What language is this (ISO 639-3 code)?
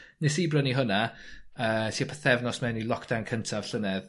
cym